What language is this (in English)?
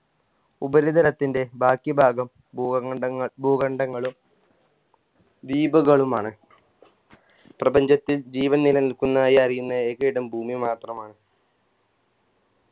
Malayalam